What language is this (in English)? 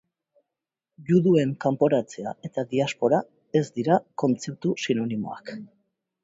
Basque